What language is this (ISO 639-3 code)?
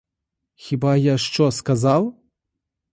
ukr